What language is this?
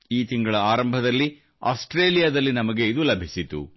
Kannada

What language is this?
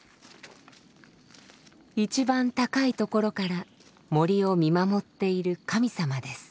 Japanese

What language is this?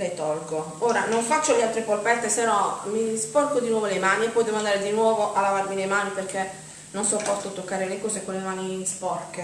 Italian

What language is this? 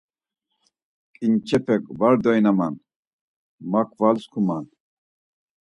Laz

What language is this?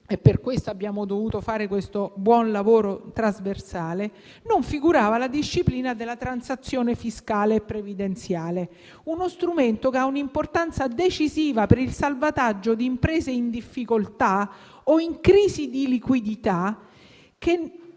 Italian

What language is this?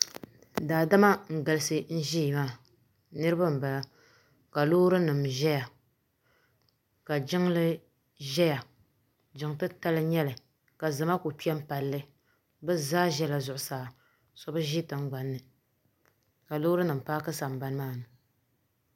Dagbani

